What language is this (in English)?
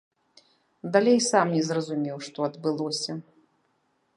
Belarusian